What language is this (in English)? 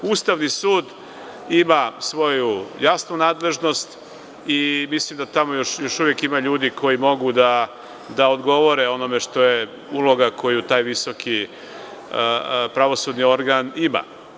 Serbian